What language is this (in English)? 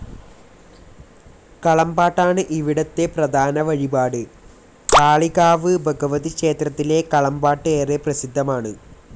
Malayalam